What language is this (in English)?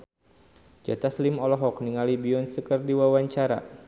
Sundanese